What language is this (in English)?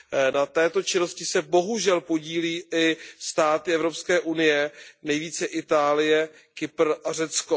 Czech